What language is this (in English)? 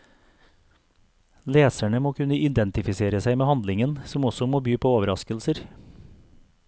Norwegian